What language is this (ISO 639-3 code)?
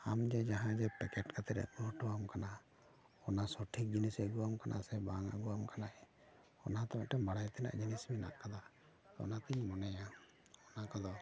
sat